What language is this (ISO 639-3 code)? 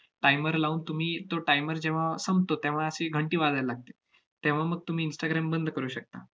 mar